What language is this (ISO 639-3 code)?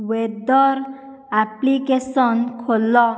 ori